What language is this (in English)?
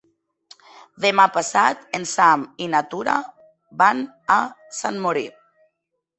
Catalan